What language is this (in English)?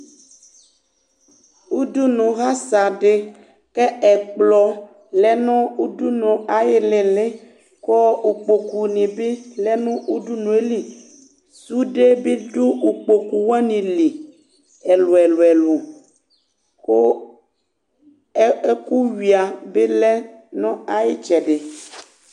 Ikposo